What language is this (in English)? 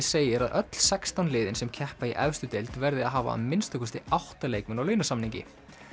Icelandic